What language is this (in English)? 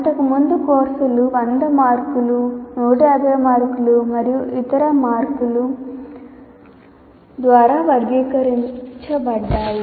Telugu